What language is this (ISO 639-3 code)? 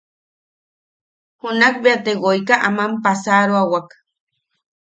yaq